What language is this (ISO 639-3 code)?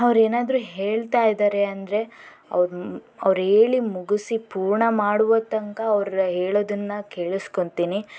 kan